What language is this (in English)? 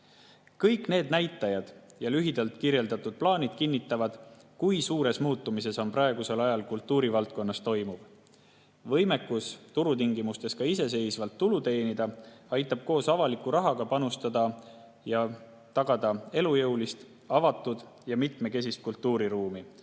Estonian